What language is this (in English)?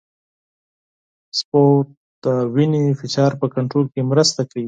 Pashto